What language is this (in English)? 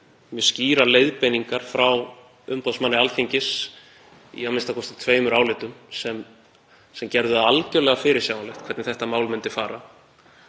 Icelandic